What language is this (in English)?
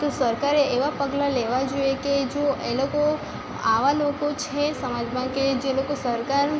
Gujarati